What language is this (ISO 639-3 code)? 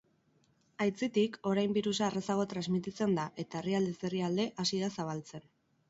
eus